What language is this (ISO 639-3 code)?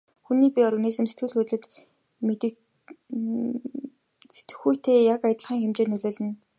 mon